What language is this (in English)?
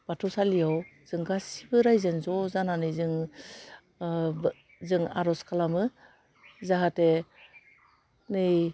Bodo